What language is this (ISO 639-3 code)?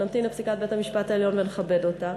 heb